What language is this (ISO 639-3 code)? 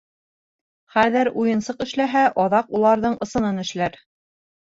bak